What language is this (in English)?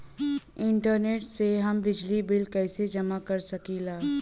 Bhojpuri